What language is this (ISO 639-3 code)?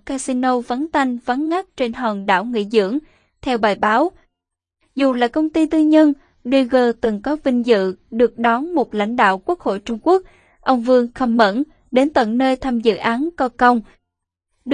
vie